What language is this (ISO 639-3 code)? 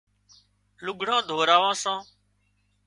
kxp